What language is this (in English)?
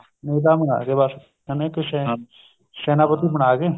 Punjabi